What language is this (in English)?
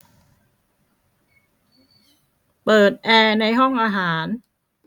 Thai